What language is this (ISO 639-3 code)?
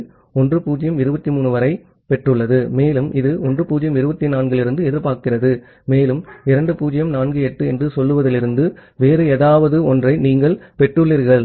tam